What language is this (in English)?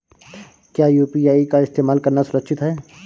Hindi